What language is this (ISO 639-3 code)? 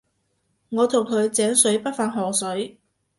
yue